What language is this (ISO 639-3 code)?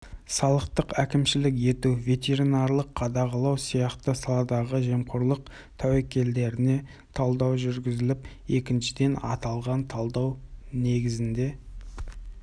kaz